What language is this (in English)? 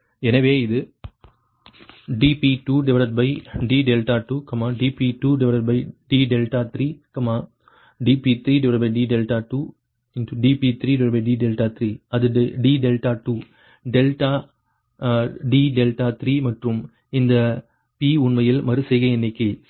Tamil